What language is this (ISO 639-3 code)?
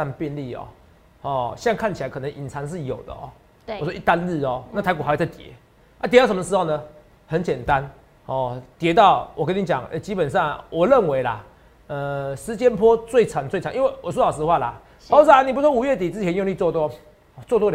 zho